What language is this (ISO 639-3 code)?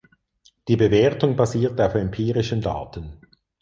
deu